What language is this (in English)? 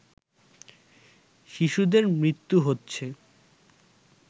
Bangla